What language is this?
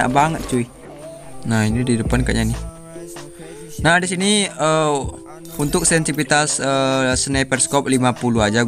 Indonesian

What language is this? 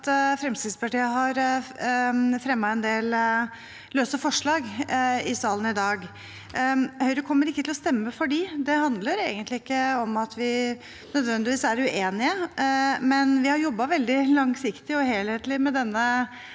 Norwegian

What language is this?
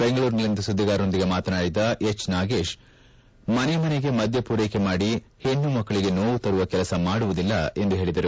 Kannada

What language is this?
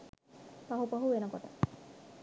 Sinhala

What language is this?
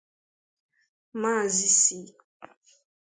Igbo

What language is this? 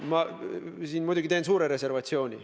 Estonian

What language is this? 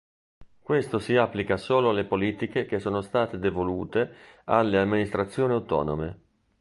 Italian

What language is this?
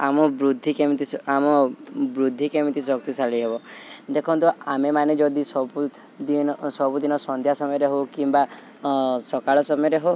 Odia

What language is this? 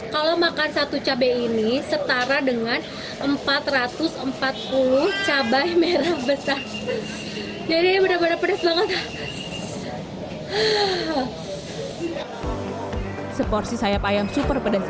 Indonesian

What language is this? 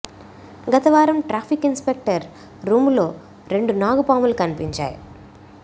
Telugu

